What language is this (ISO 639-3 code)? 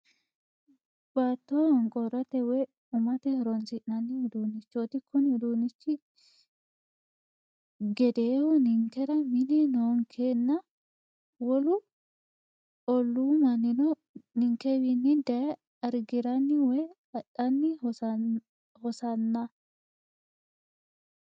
sid